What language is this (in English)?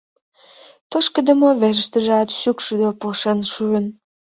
Mari